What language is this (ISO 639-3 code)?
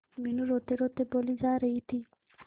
hin